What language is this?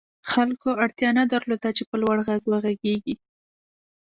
Pashto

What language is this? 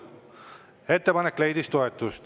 Estonian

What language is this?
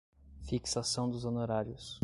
Portuguese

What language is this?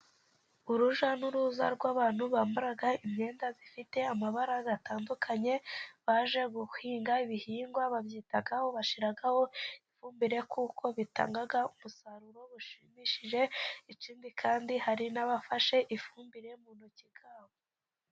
Kinyarwanda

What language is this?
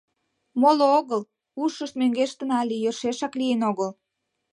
Mari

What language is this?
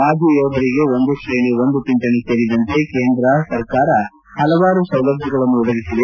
Kannada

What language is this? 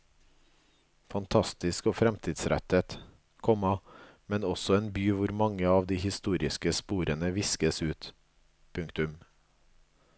Norwegian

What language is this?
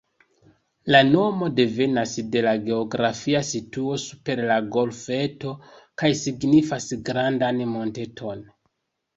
Esperanto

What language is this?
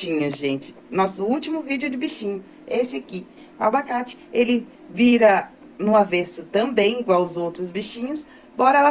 Portuguese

